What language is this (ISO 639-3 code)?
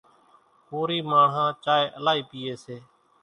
gjk